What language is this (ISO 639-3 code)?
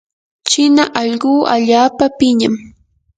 qur